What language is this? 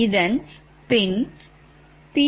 Tamil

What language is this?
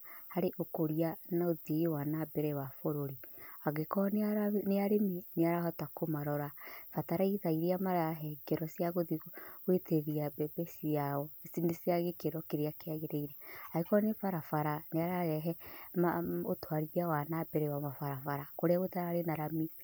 Kikuyu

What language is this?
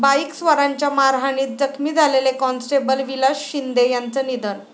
Marathi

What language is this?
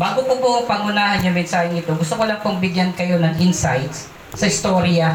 Filipino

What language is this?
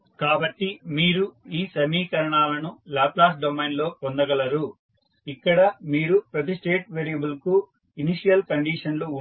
Telugu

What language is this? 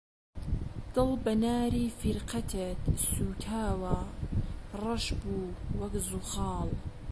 Central Kurdish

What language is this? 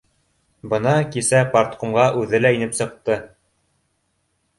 Bashkir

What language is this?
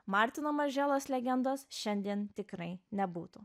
Lithuanian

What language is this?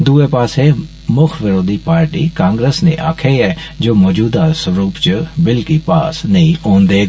Dogri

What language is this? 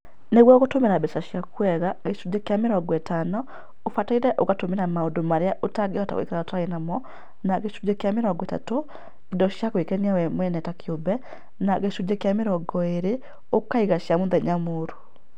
Kikuyu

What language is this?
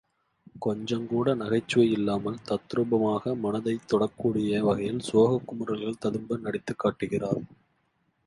Tamil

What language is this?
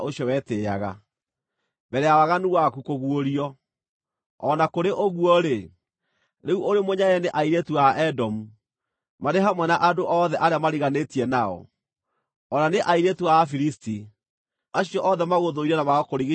Kikuyu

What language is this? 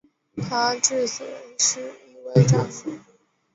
Chinese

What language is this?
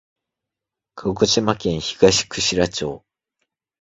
Japanese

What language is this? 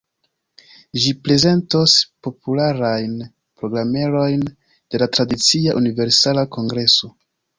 Esperanto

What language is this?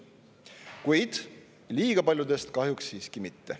Estonian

